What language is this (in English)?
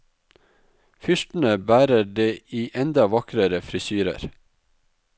Norwegian